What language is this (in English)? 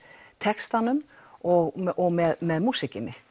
Icelandic